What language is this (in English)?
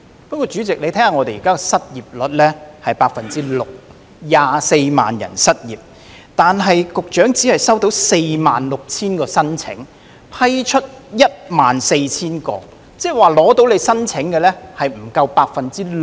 Cantonese